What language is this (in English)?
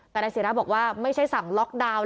Thai